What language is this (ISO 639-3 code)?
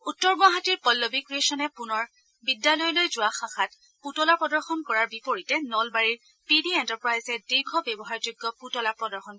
asm